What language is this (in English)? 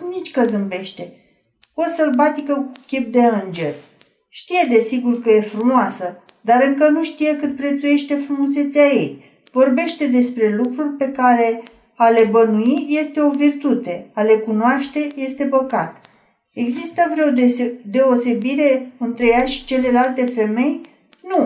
Romanian